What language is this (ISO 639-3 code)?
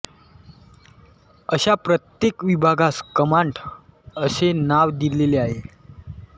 mar